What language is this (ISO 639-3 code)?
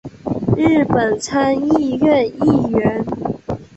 zho